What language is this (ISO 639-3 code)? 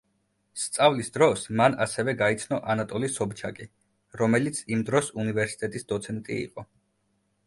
kat